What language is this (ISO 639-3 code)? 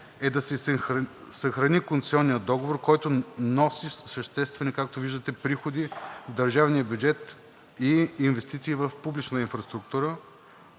bul